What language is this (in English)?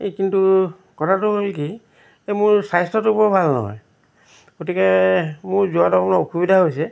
Assamese